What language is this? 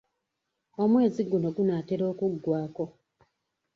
Ganda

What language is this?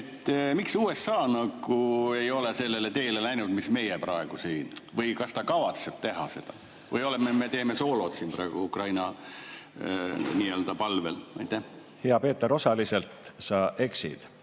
Estonian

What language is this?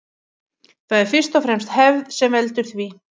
Icelandic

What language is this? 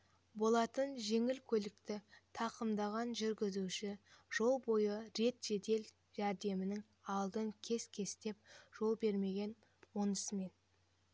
Kazakh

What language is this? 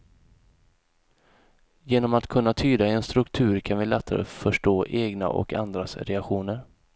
Swedish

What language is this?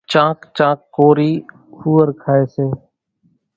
Kachi Koli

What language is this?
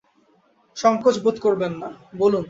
Bangla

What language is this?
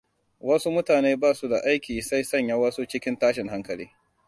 Hausa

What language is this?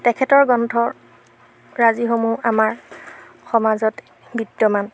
Assamese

